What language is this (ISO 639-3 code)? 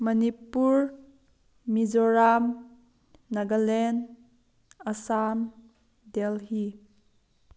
mni